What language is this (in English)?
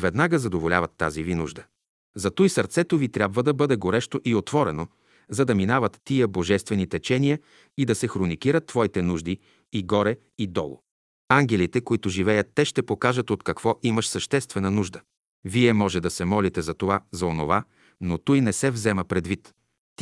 Bulgarian